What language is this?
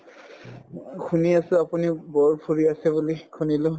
Assamese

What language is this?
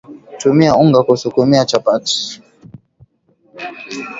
Swahili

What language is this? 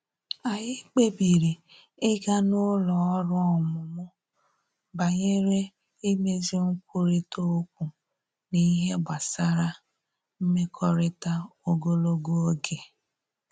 Igbo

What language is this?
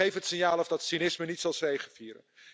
Dutch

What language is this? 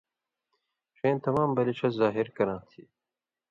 Indus Kohistani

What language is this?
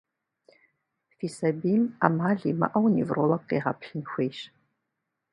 Kabardian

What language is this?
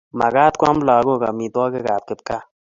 Kalenjin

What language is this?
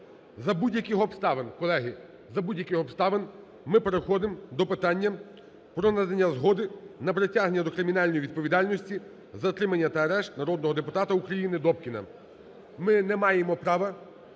Ukrainian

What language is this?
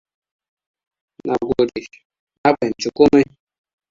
Hausa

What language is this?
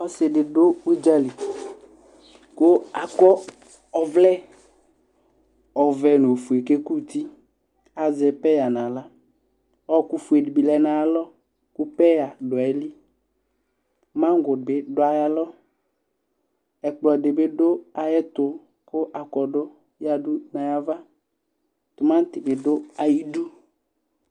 Ikposo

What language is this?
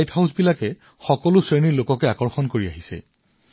Assamese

